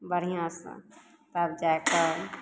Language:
Maithili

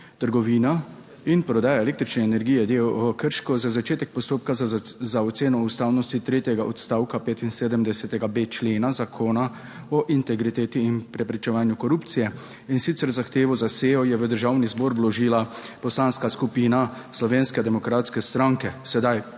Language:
Slovenian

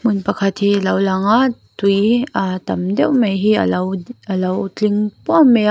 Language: Mizo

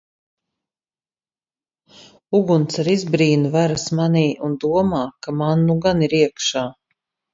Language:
Latvian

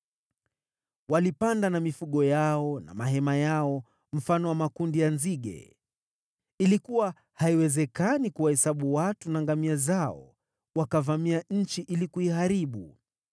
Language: Swahili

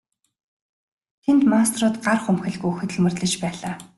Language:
Mongolian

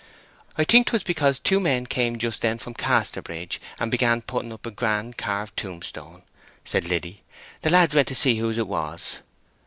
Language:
English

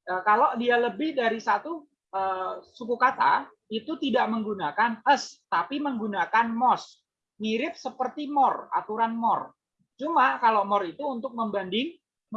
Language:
Indonesian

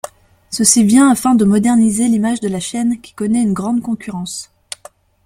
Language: French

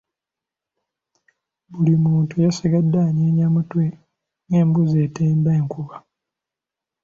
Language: Ganda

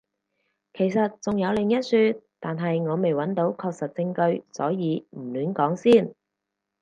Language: Cantonese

